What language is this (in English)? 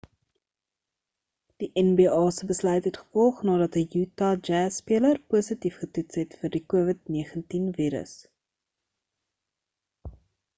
Afrikaans